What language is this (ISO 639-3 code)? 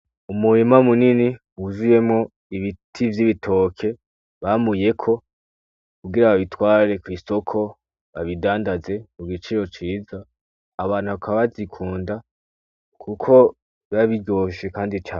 run